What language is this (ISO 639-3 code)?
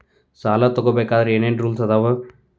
kan